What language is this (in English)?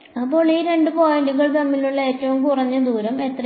Malayalam